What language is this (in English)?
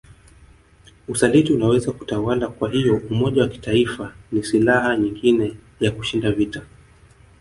Swahili